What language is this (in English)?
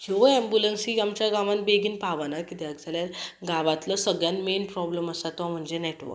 Konkani